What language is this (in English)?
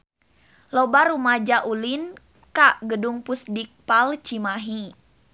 Sundanese